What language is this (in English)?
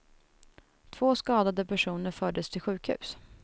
Swedish